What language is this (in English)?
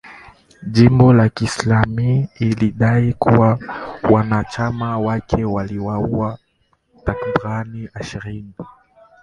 Swahili